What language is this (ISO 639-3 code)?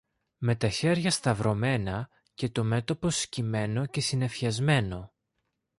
ell